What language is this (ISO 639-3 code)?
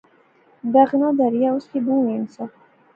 phr